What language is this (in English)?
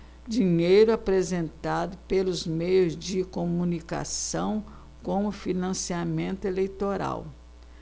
Portuguese